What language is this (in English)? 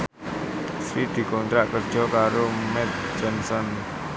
Javanese